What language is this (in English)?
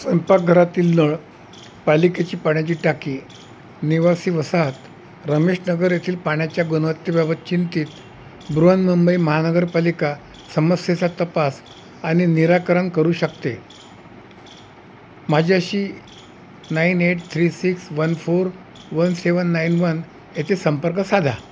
Marathi